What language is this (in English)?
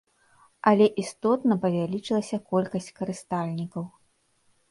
Belarusian